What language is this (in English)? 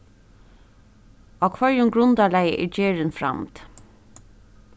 Faroese